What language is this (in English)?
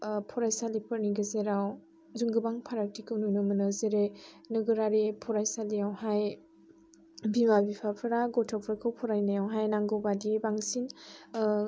Bodo